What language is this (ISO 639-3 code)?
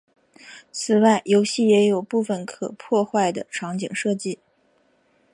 zho